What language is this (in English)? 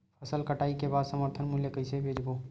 Chhattisgarhi